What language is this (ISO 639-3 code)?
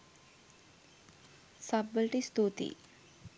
sin